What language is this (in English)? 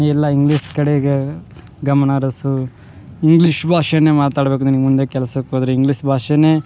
Kannada